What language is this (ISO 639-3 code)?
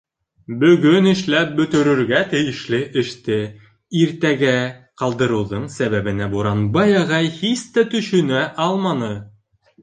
bak